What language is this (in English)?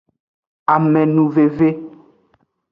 Aja (Benin)